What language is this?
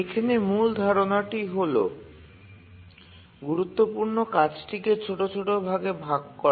Bangla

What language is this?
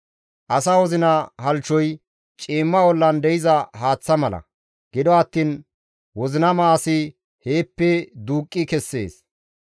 Gamo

